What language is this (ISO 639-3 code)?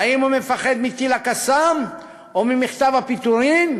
heb